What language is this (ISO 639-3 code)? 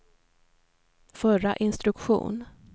swe